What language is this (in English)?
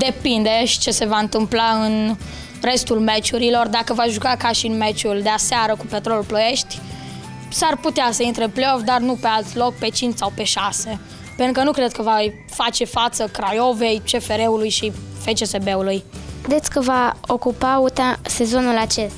Romanian